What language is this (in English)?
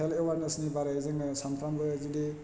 Bodo